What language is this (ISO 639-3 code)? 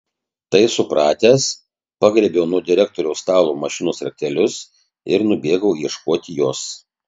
lit